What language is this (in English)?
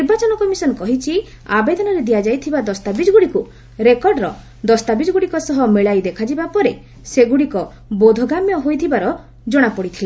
Odia